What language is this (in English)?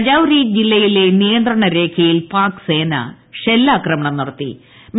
Malayalam